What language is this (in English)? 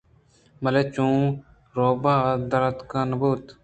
Eastern Balochi